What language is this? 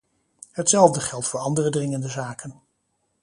Dutch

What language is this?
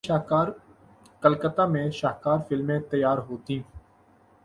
Urdu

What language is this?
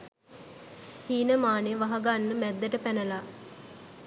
Sinhala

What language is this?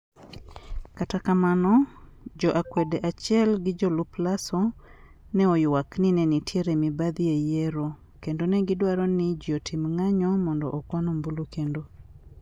Luo (Kenya and Tanzania)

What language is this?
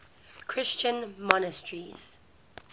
English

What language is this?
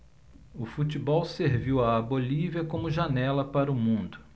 Portuguese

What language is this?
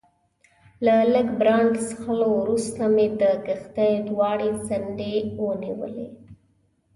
Pashto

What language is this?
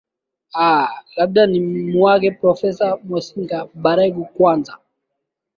Swahili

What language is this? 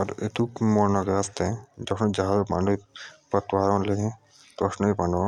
Jaunsari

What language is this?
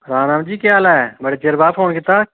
Dogri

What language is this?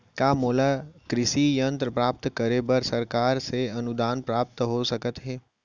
Chhattisgarhi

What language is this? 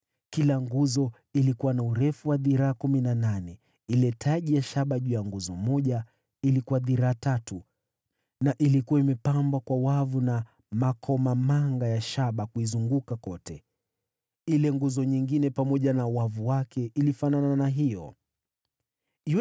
Swahili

